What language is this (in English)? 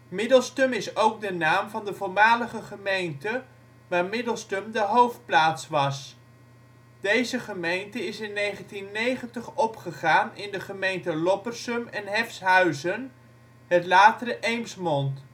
Dutch